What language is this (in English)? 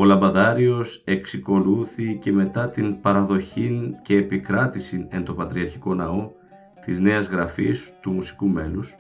Greek